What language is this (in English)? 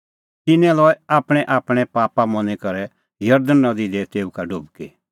Kullu Pahari